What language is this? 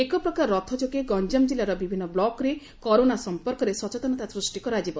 Odia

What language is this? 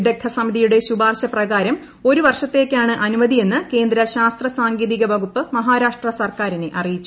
Malayalam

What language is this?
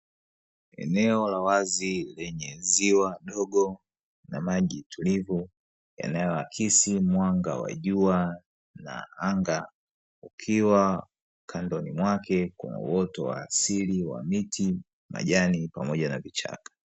Swahili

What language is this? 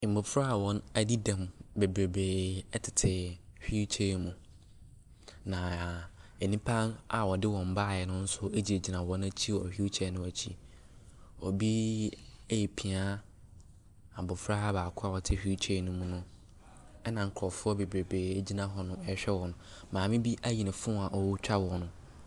Akan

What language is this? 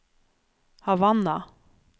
Norwegian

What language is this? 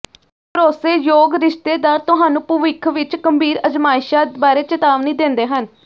Punjabi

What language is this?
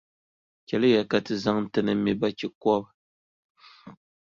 Dagbani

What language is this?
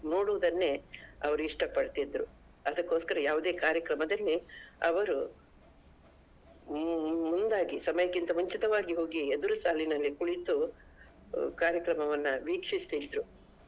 Kannada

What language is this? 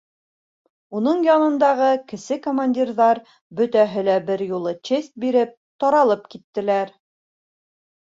Bashkir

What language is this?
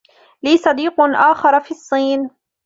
Arabic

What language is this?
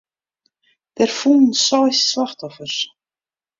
Western Frisian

